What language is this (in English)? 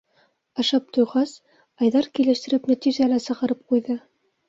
Bashkir